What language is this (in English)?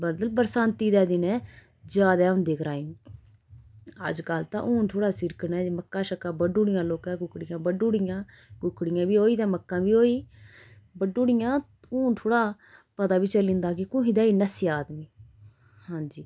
Dogri